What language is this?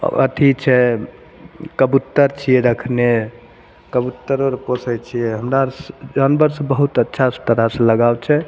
Maithili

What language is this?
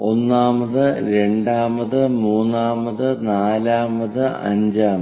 Malayalam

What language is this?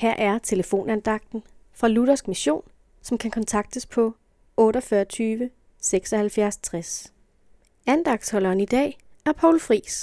Danish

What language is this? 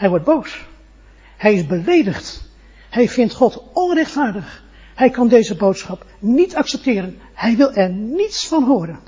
Dutch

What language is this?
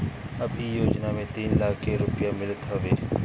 Bhojpuri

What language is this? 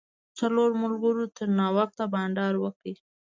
Pashto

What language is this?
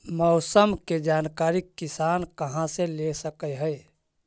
Magahi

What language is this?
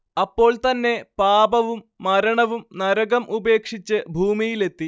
Malayalam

